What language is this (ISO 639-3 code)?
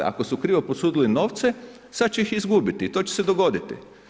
hrv